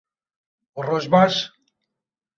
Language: Kurdish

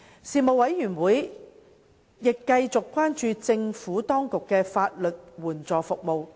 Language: Cantonese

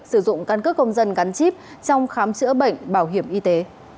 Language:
Vietnamese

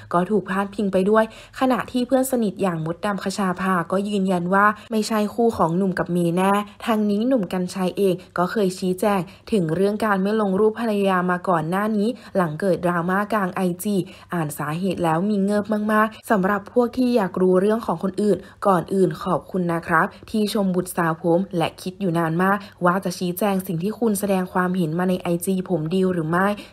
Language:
Thai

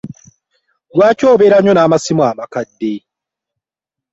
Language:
Ganda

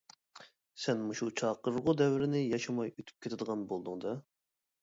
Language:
Uyghur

